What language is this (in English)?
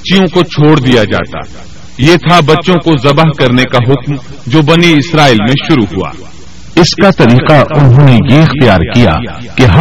Urdu